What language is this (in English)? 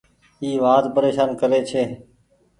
Goaria